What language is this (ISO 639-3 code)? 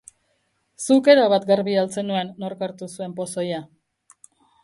eus